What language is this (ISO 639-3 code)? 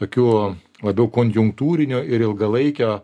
lit